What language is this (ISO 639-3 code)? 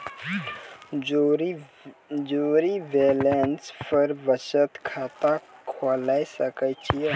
mai